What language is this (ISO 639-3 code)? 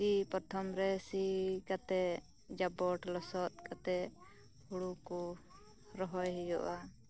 sat